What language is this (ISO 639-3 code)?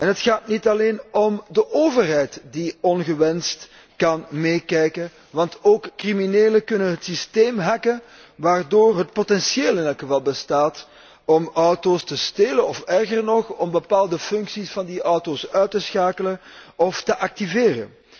nld